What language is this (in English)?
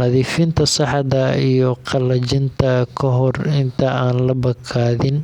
Somali